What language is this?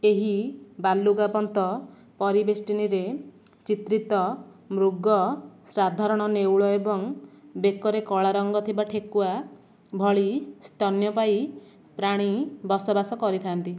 Odia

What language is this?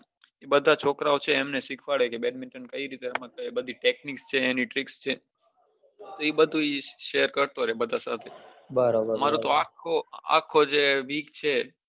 Gujarati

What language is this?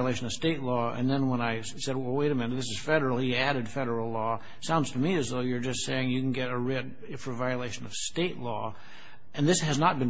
English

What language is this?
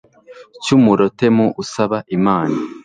Kinyarwanda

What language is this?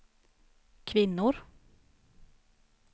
Swedish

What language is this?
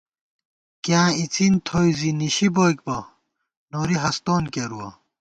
Gawar-Bati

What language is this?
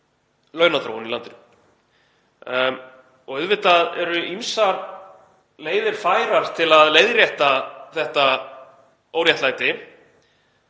Icelandic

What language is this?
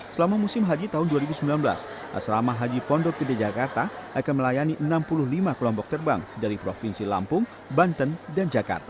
Indonesian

